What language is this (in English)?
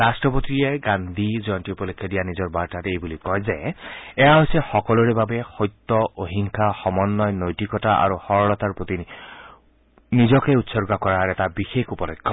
Assamese